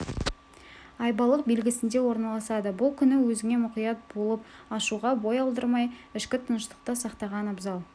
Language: Kazakh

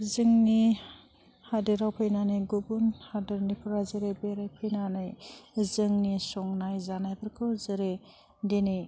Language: Bodo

